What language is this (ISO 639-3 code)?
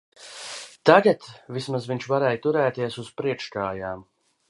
lav